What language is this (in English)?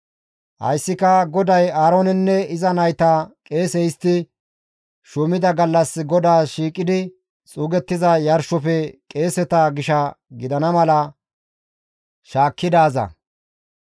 Gamo